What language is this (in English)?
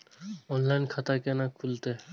Maithili